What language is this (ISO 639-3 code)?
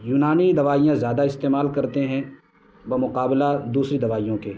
urd